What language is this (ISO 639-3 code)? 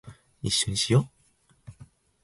jpn